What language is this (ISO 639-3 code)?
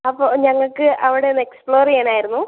mal